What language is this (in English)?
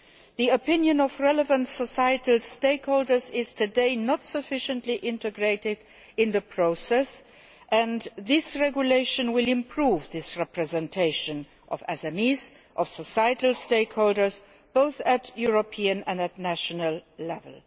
English